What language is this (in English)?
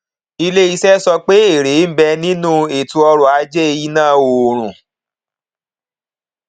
Yoruba